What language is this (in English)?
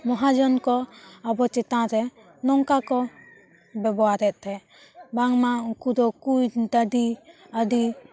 Santali